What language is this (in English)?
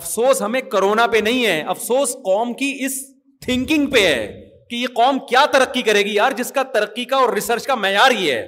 Urdu